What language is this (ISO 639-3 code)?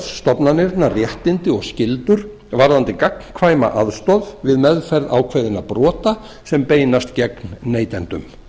isl